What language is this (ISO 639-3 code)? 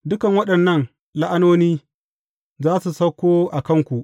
hau